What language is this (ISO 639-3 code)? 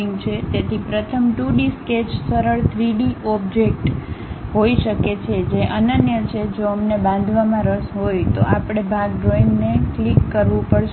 guj